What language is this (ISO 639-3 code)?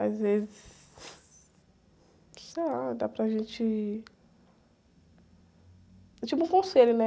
por